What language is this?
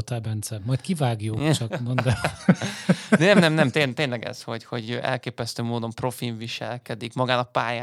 Hungarian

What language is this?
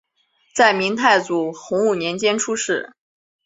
Chinese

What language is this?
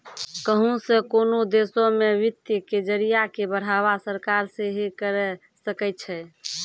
Maithili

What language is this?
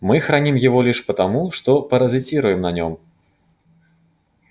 Russian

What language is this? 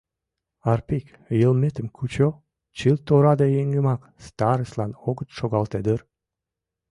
Mari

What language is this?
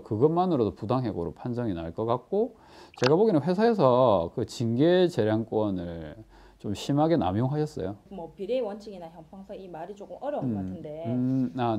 Korean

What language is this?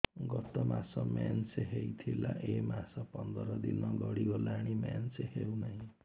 Odia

